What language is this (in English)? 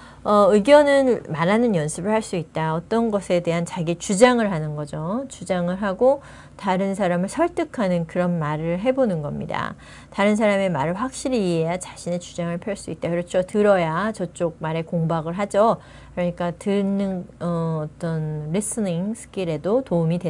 Korean